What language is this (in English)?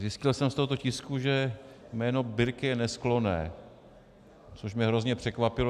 Czech